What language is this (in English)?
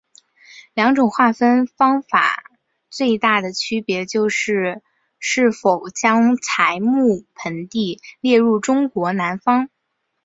Chinese